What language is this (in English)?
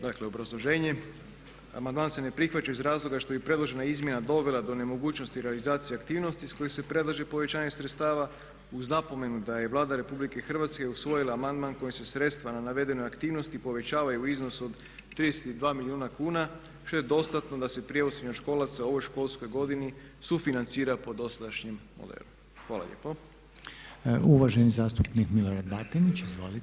Croatian